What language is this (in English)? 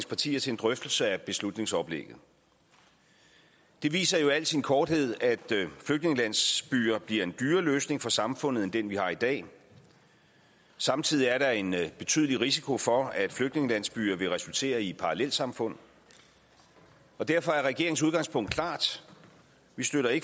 Danish